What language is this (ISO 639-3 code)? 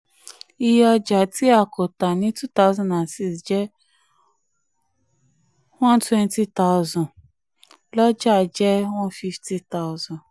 yor